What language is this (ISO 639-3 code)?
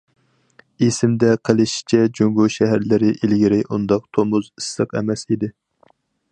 uig